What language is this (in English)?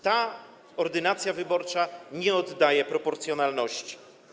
Polish